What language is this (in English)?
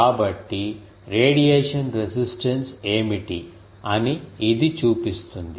Telugu